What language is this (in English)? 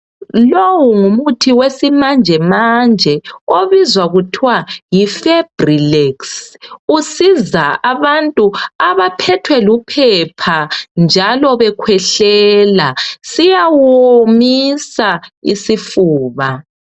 North Ndebele